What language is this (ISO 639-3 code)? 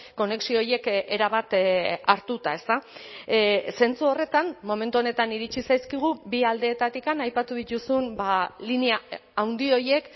eus